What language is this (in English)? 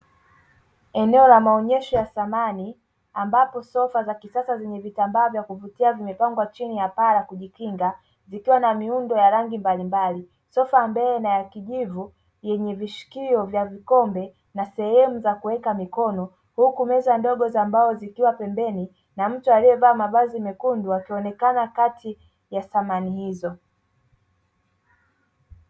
Swahili